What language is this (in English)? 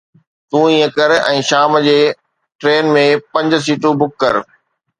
Sindhi